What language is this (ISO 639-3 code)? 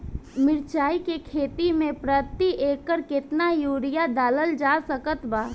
bho